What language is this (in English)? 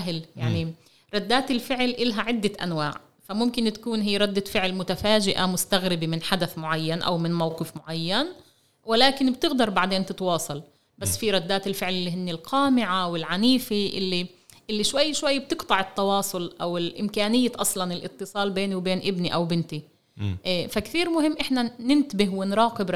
Arabic